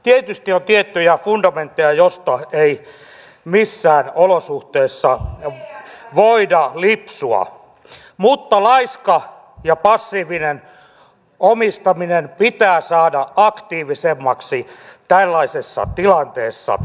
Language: Finnish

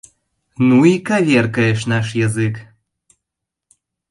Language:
Mari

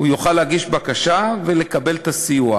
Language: Hebrew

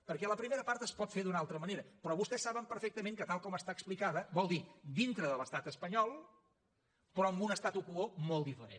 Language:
Catalan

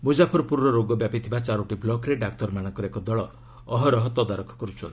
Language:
Odia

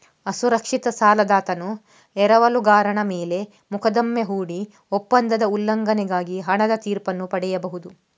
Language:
Kannada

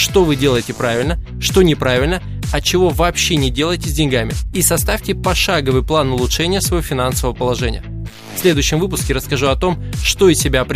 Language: Russian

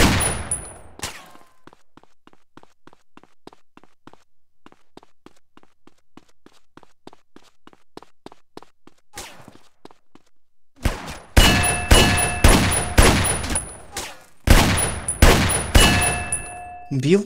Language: Russian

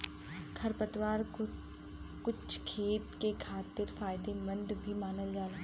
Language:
Bhojpuri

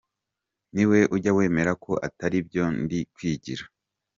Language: Kinyarwanda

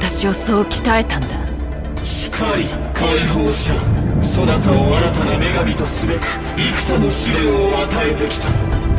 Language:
Japanese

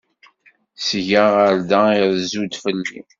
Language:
Kabyle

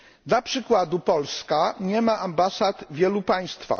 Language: Polish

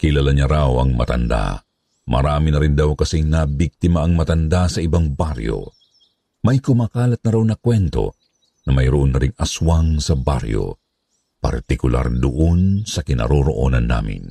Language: Filipino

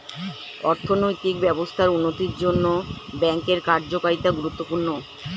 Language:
Bangla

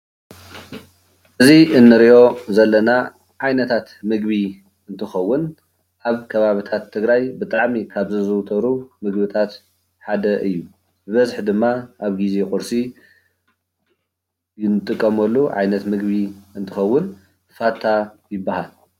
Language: Tigrinya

